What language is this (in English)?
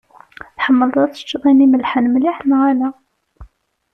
Kabyle